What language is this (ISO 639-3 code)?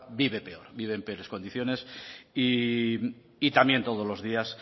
spa